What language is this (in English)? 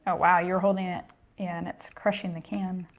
English